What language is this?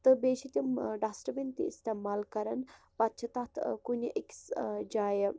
Kashmiri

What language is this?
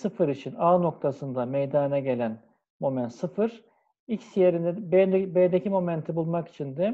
Turkish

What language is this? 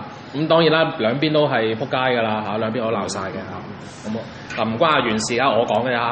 Chinese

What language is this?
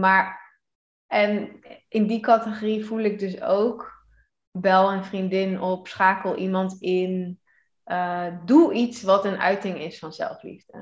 Dutch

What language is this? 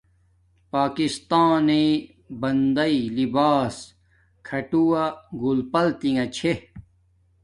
Domaaki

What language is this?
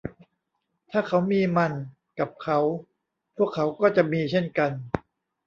Thai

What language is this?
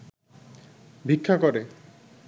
Bangla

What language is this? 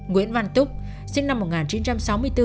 Vietnamese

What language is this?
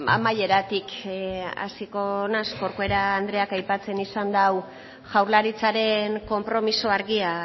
Basque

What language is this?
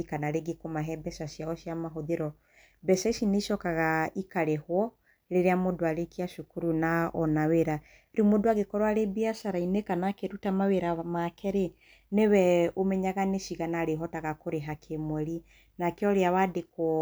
Kikuyu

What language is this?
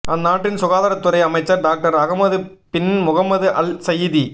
Tamil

